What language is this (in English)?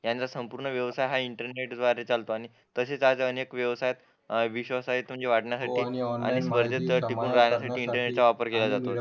Marathi